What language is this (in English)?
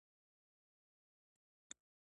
Pashto